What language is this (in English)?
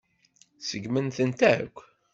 Kabyle